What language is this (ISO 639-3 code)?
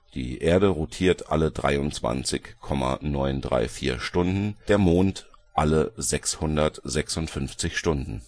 deu